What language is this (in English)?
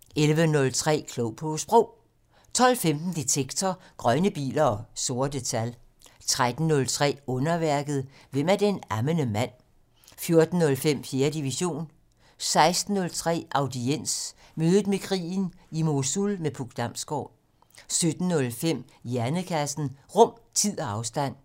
Danish